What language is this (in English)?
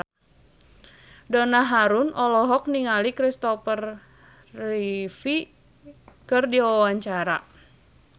Sundanese